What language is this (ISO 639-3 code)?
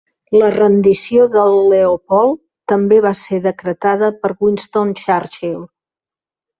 cat